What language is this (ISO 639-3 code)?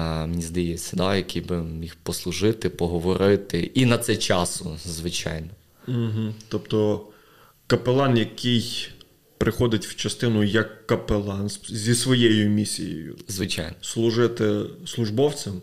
ukr